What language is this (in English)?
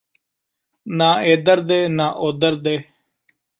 Punjabi